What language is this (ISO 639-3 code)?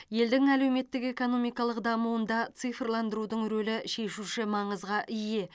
kaz